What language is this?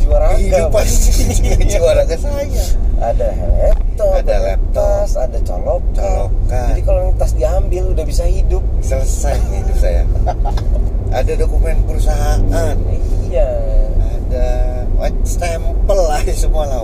Indonesian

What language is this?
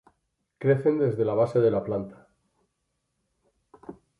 Spanish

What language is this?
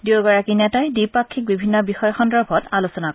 Assamese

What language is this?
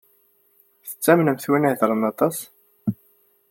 Kabyle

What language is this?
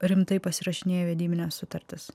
Lithuanian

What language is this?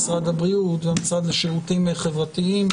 Hebrew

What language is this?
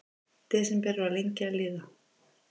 Icelandic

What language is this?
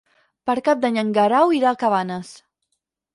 Catalan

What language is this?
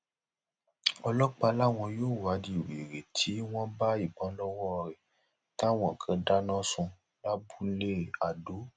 Yoruba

